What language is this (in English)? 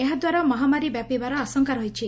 Odia